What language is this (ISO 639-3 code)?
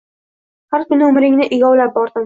uzb